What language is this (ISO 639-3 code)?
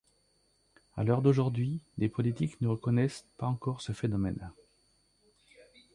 fra